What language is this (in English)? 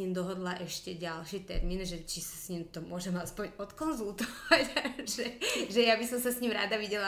Slovak